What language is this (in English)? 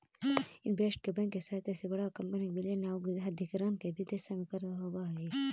Magahi